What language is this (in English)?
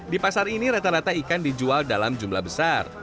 Indonesian